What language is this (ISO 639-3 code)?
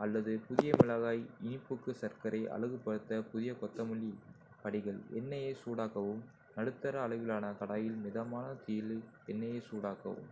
kfe